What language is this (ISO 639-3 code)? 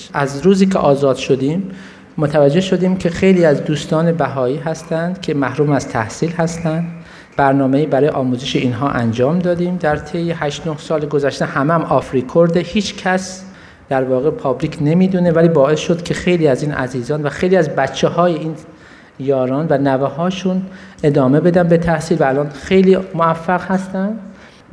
fas